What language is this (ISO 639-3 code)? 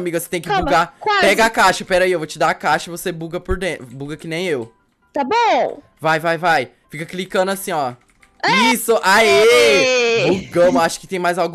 por